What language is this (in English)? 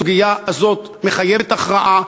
Hebrew